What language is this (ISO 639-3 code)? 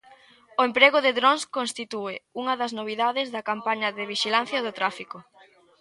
glg